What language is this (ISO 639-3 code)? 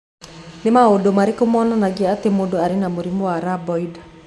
kik